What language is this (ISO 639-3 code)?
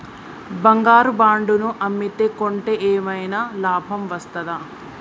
tel